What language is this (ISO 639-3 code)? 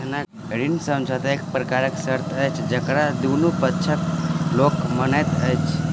mai